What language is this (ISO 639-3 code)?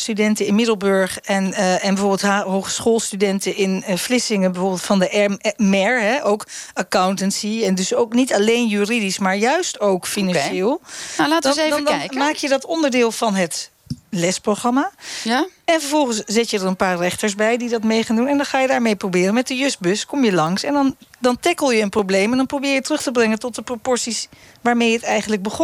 nld